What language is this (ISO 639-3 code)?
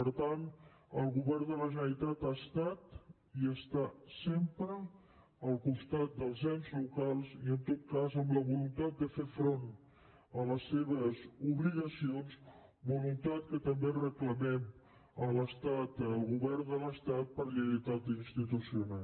cat